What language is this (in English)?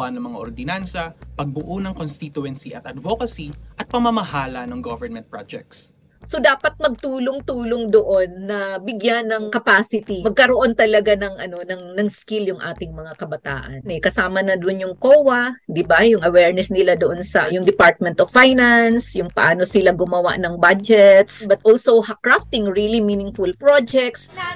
Filipino